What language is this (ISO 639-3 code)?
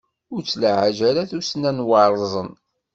kab